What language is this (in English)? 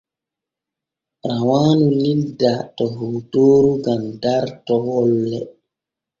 Borgu Fulfulde